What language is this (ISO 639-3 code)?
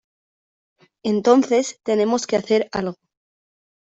spa